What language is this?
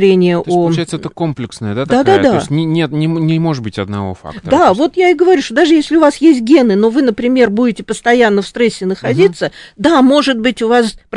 Russian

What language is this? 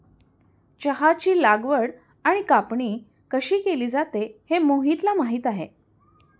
Marathi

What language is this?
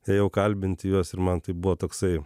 Lithuanian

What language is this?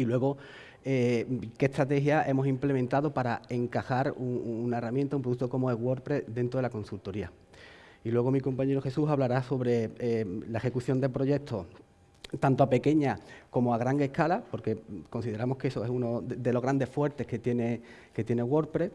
Spanish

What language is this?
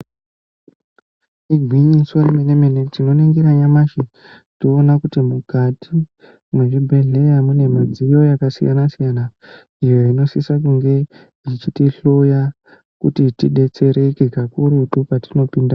Ndau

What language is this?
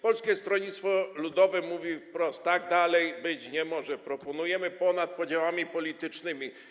Polish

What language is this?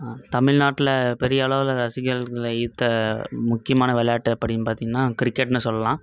Tamil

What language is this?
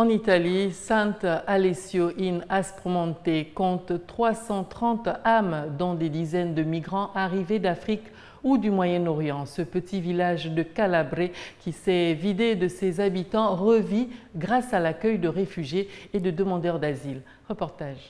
French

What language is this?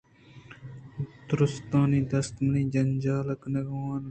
Eastern Balochi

